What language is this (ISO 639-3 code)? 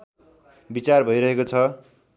nep